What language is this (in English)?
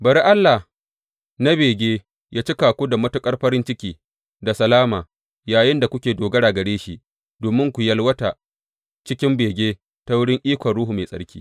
Hausa